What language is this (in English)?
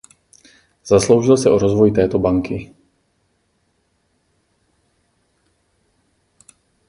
Czech